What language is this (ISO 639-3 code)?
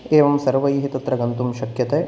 san